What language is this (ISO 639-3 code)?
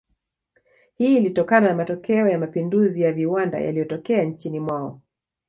swa